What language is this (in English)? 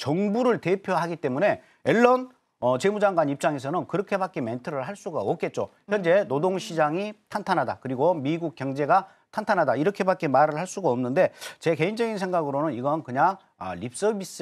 Korean